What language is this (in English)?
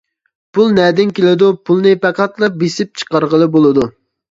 Uyghur